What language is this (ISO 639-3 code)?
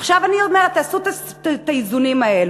heb